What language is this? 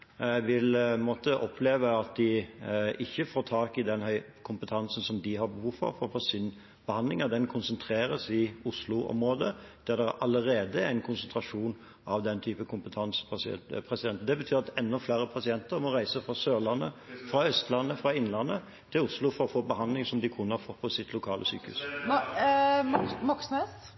Norwegian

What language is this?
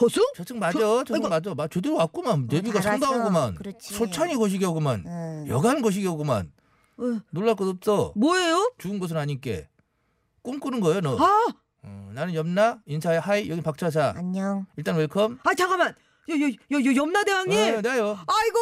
Korean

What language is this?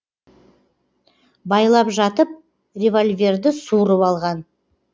Kazakh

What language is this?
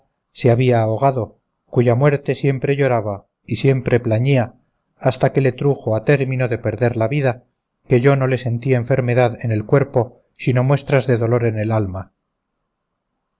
Spanish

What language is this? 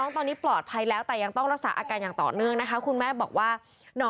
Thai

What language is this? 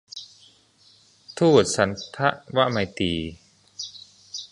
Thai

